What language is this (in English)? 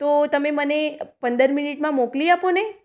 Gujarati